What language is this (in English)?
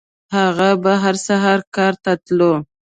Pashto